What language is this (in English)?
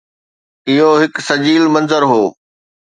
Sindhi